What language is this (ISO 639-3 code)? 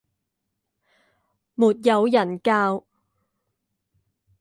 zho